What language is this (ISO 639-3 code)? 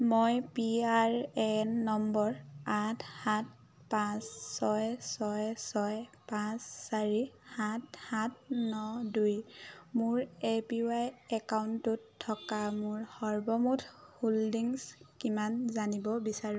asm